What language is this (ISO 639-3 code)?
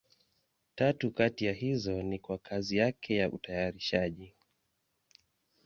swa